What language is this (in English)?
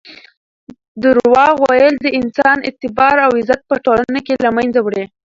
Pashto